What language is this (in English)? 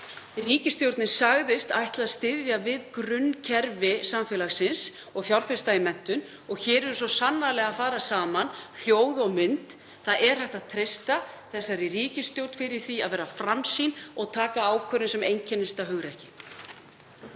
Icelandic